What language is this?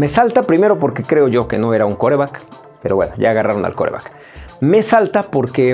Spanish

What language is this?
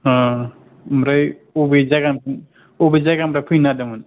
Bodo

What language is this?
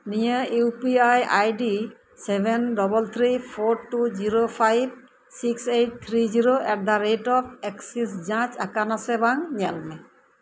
Santali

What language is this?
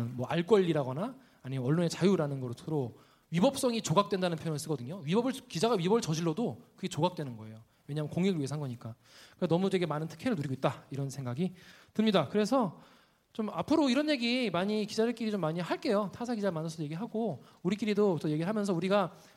Korean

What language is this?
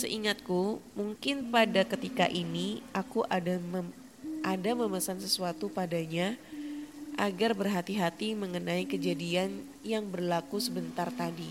Indonesian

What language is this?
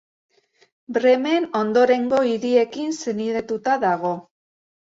Basque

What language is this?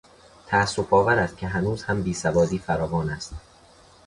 Persian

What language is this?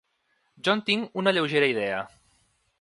Catalan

